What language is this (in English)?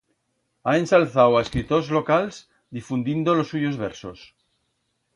Aragonese